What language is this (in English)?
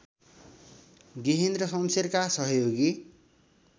Nepali